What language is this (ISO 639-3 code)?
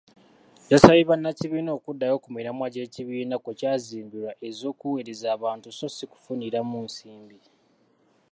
lug